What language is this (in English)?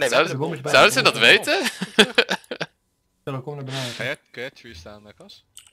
Dutch